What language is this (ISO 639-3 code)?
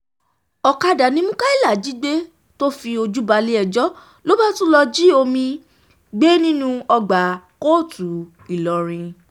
yor